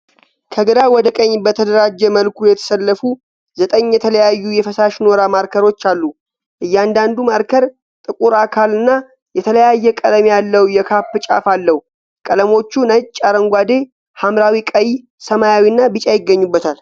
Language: Amharic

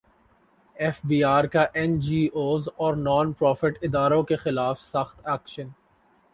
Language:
Urdu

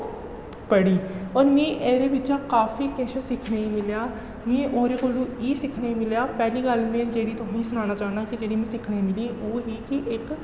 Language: Dogri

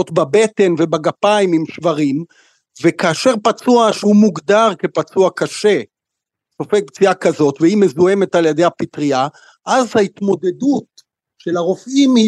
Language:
Hebrew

